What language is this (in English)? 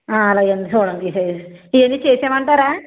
Telugu